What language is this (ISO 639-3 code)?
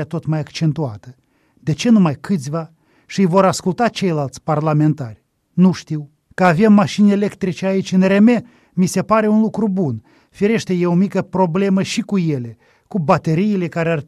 ron